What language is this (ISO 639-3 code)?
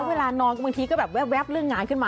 tha